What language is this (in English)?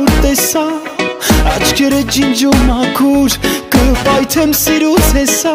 Romanian